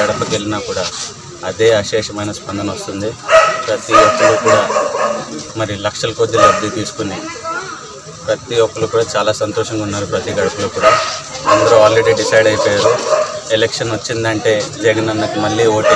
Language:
Arabic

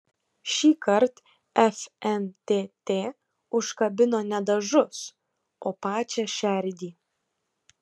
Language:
Lithuanian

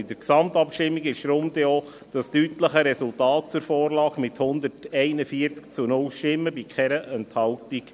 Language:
Swiss German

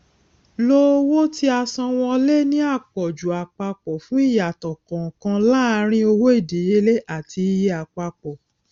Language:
Yoruba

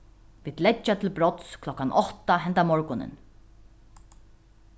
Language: Faroese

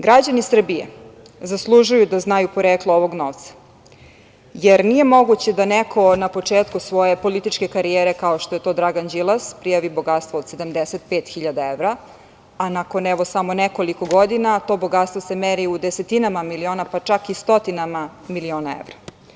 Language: Serbian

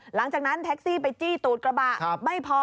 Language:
Thai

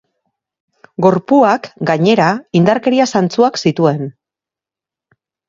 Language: Basque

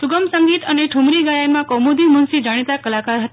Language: Gujarati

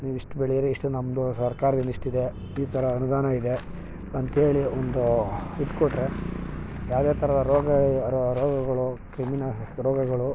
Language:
Kannada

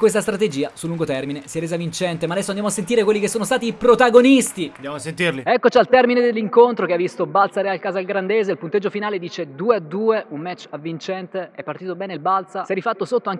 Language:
Italian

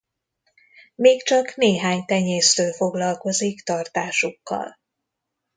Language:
Hungarian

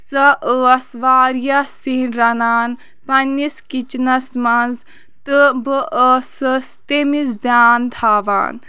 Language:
Kashmiri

